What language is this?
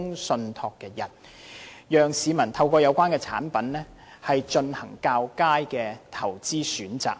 Cantonese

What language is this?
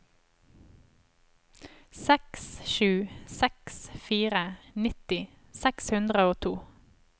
Norwegian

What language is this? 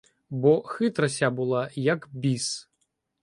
Ukrainian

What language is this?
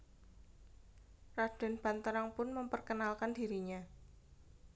Javanese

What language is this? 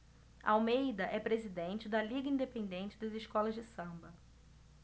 Portuguese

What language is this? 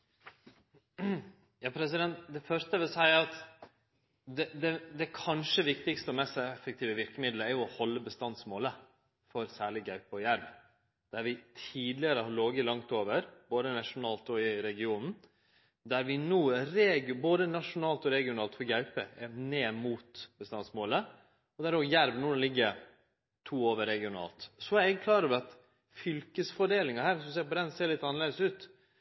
Norwegian Nynorsk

